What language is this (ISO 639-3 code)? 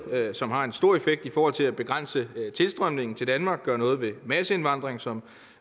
dan